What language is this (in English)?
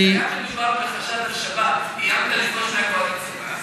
Hebrew